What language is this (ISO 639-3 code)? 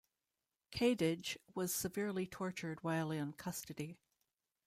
eng